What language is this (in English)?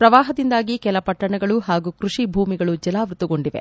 Kannada